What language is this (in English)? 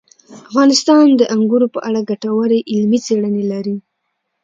Pashto